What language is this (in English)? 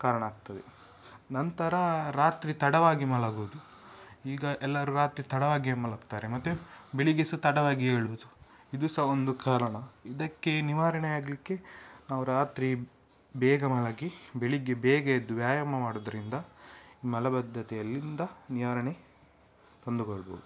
Kannada